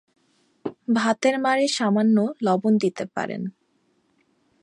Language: Bangla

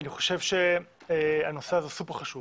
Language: Hebrew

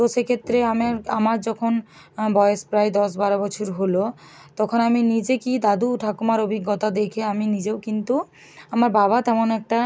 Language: Bangla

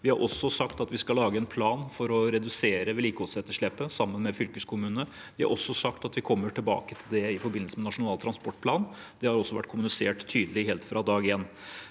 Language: Norwegian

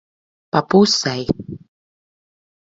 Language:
Latvian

